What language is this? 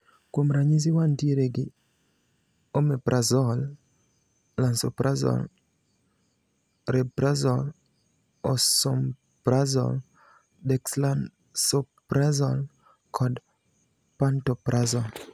Luo (Kenya and Tanzania)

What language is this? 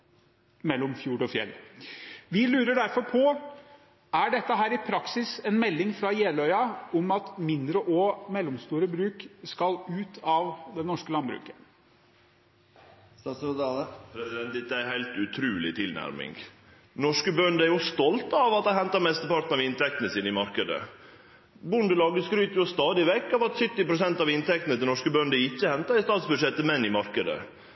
Norwegian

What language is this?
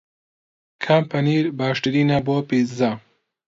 Central Kurdish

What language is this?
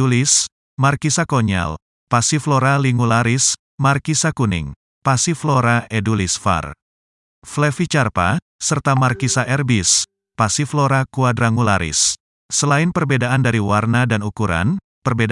Indonesian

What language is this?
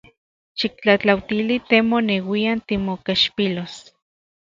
Central Puebla Nahuatl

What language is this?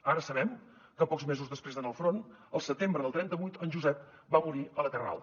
Catalan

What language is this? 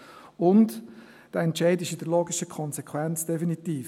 Swiss German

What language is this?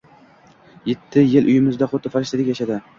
Uzbek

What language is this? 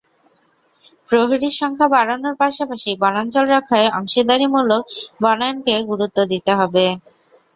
Bangla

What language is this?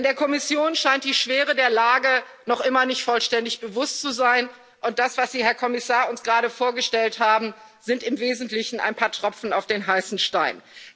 German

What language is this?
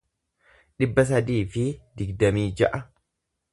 Oromo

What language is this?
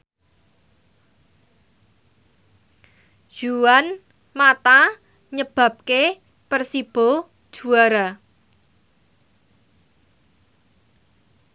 Javanese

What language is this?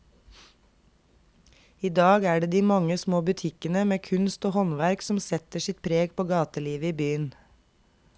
Norwegian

